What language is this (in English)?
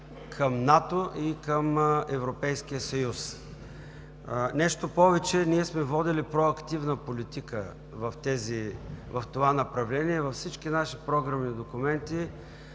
Bulgarian